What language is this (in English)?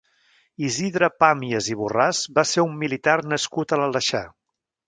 Catalan